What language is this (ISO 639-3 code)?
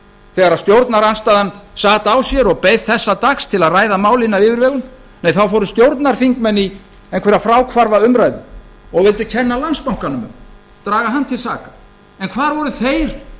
isl